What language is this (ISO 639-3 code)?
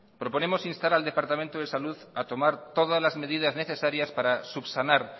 spa